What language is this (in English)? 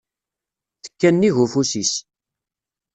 Kabyle